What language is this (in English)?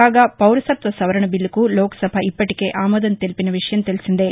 Telugu